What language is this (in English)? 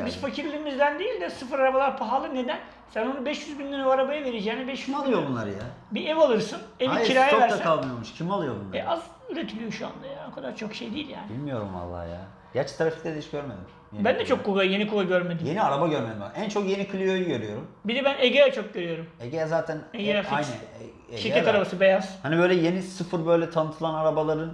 Turkish